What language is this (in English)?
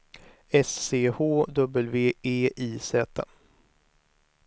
Swedish